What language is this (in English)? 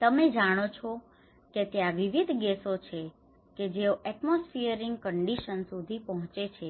Gujarati